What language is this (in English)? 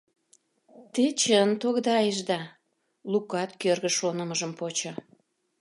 Mari